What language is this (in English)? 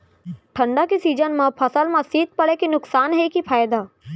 Chhattisgarhi